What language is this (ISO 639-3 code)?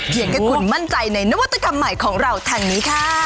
tha